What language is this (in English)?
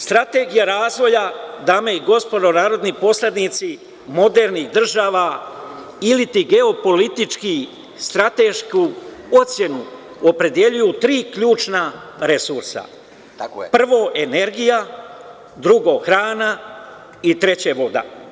Serbian